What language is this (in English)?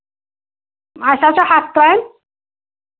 Kashmiri